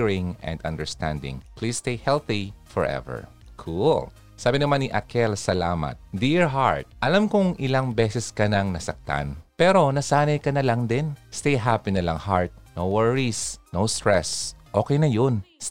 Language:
Filipino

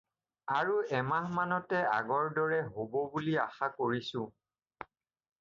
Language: Assamese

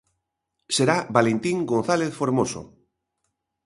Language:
Galician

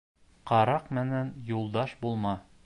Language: Bashkir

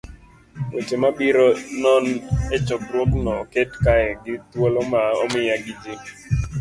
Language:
Luo (Kenya and Tanzania)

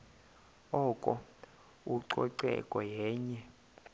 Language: Xhosa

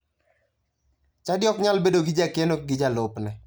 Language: Luo (Kenya and Tanzania)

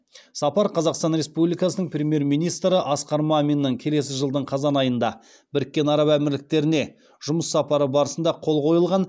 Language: Kazakh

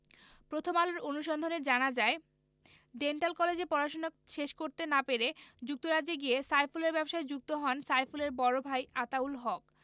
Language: Bangla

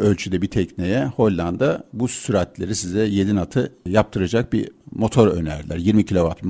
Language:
Turkish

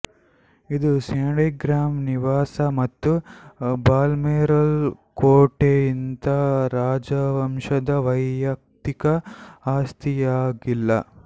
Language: Kannada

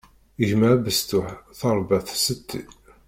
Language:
Kabyle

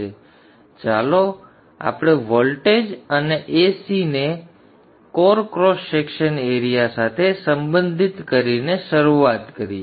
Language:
Gujarati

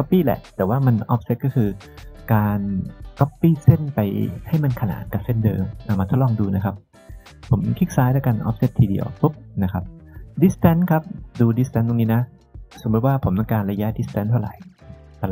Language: Thai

